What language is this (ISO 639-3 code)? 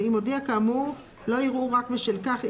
heb